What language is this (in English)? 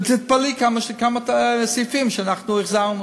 Hebrew